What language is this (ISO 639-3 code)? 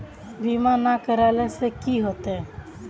mag